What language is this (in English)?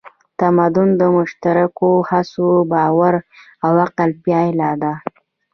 Pashto